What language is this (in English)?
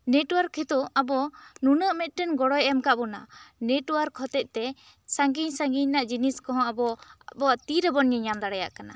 Santali